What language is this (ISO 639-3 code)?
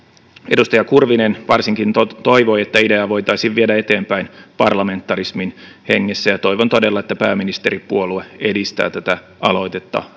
fin